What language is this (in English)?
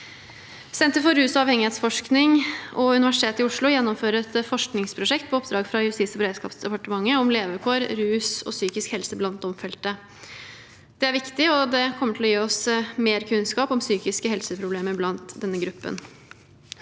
Norwegian